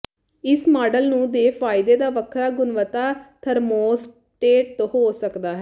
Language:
Punjabi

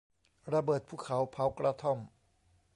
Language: Thai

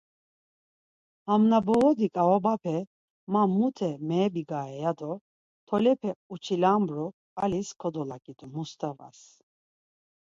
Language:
Laz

